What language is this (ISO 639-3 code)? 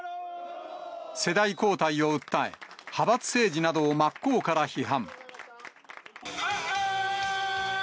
jpn